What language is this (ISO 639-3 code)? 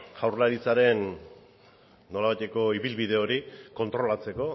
eus